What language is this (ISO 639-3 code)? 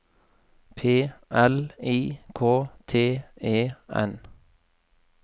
nor